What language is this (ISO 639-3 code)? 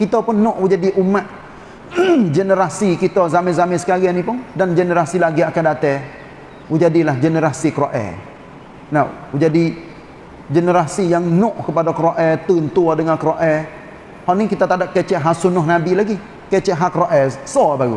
msa